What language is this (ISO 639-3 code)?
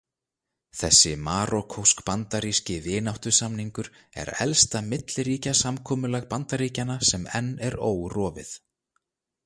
isl